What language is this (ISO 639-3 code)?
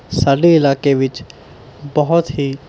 pan